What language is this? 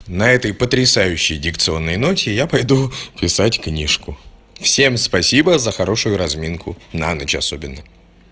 Russian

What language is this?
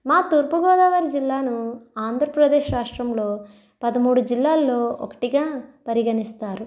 Telugu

